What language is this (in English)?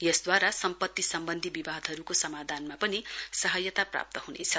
Nepali